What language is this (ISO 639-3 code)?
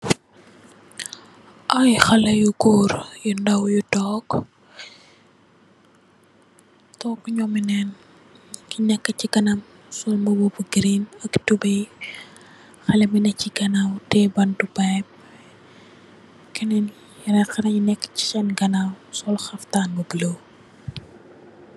wol